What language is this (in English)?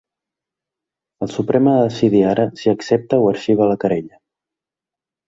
Catalan